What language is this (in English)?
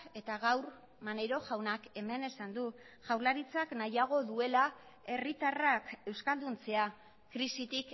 Basque